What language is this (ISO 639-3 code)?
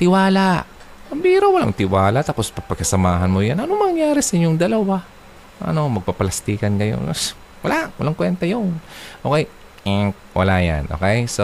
fil